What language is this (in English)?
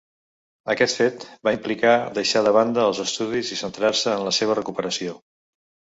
Catalan